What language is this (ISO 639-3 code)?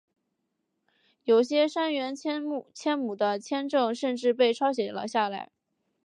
zho